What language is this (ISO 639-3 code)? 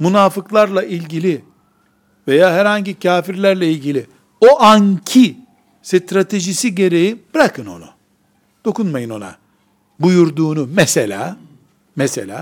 tur